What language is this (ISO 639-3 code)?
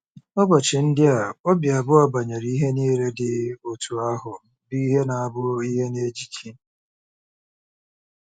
ibo